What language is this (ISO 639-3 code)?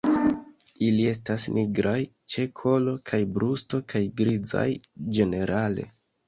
epo